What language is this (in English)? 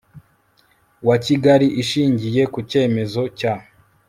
Kinyarwanda